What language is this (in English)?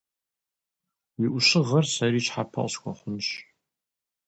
Kabardian